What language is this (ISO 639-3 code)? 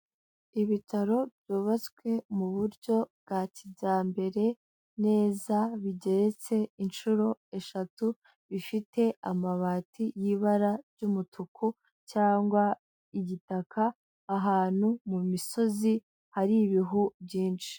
kin